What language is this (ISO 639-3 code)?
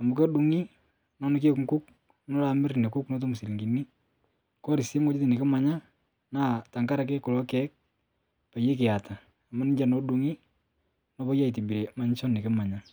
mas